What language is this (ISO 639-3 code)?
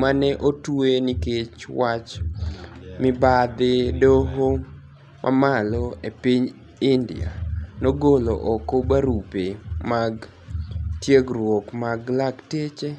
luo